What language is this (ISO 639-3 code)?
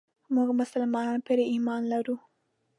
pus